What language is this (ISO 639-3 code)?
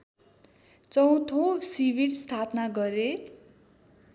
nep